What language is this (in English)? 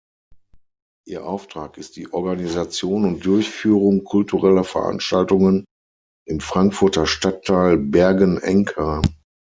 German